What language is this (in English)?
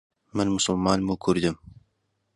Central Kurdish